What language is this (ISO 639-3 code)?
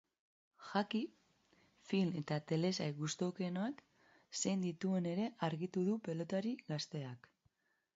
eus